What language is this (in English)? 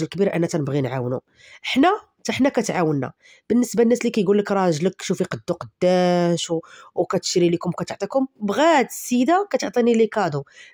Arabic